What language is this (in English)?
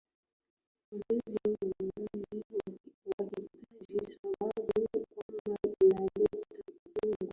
Swahili